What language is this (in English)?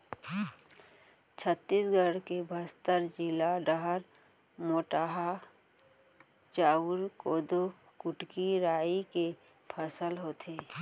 Chhattisgarhi